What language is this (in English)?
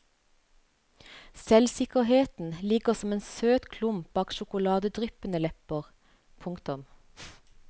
Norwegian